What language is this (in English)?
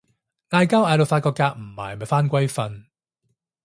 Cantonese